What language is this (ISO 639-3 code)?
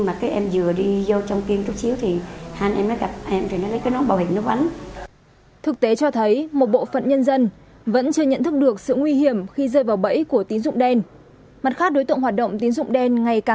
vie